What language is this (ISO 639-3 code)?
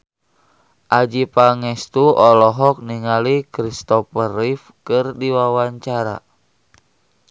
sun